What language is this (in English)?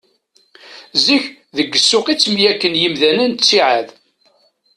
Kabyle